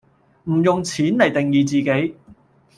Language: Cantonese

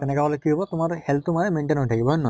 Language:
Assamese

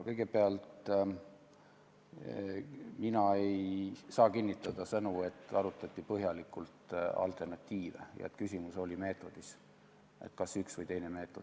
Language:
Estonian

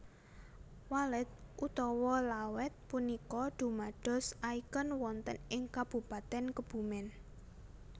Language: Javanese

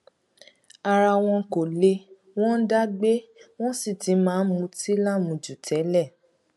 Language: Yoruba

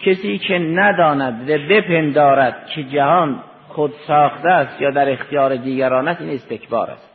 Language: Persian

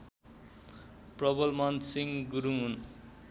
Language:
Nepali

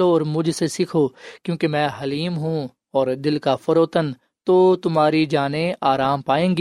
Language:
Urdu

